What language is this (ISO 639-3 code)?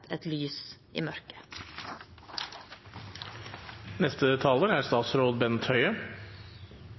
nob